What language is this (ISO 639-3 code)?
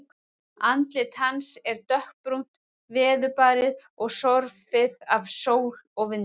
isl